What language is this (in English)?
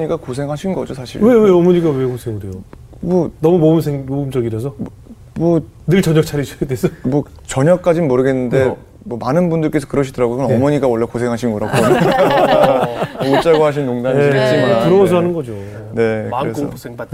Korean